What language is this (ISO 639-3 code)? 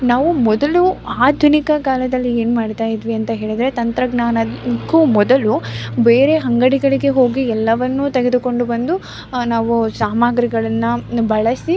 kan